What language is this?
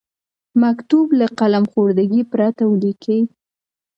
Pashto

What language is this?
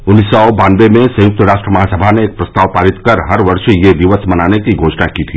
Hindi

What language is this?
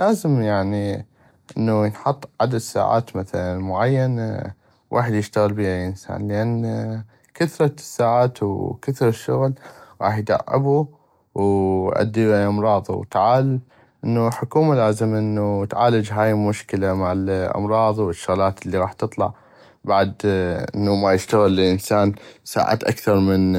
North Mesopotamian Arabic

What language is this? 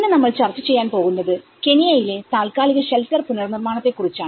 Malayalam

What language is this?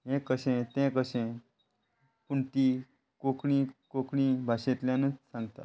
Konkani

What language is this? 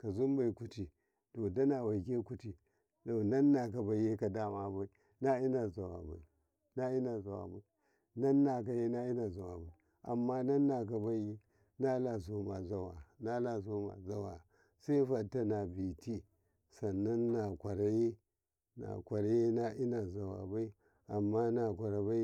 Karekare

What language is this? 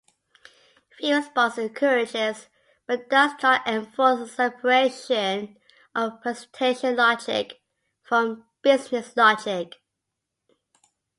English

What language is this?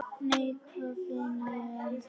Icelandic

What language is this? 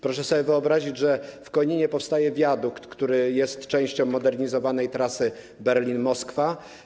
Polish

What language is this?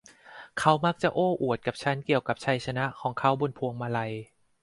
Thai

